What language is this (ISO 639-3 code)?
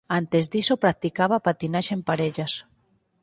glg